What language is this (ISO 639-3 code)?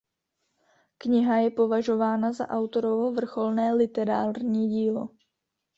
ces